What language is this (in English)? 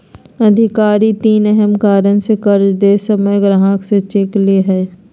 Magahi